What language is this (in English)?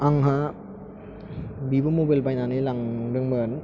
Bodo